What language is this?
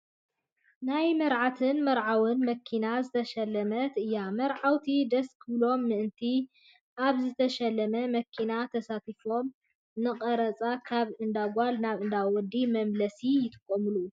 Tigrinya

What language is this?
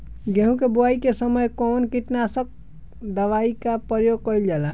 Bhojpuri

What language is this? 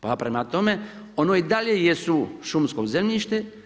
Croatian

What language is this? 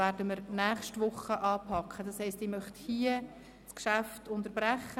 Swiss German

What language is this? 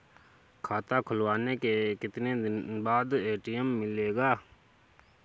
Hindi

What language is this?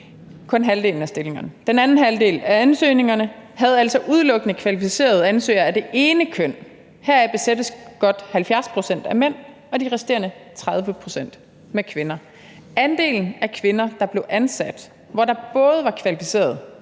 Danish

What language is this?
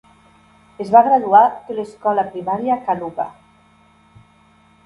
Catalan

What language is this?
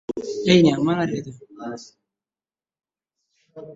Swahili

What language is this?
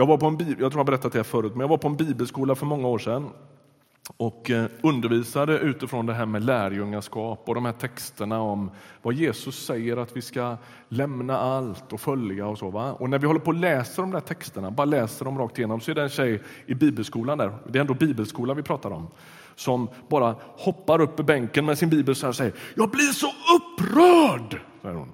Swedish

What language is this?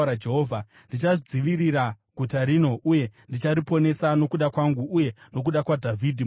Shona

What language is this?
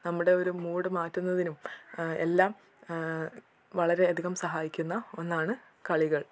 Malayalam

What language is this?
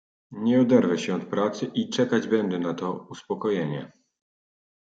Polish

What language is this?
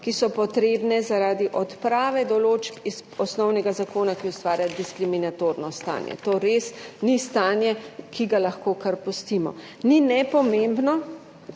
Slovenian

